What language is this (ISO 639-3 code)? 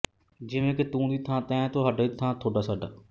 pan